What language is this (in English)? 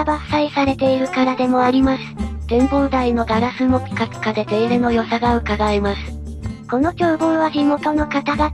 Japanese